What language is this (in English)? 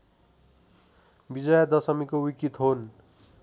Nepali